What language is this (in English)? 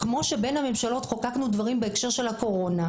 Hebrew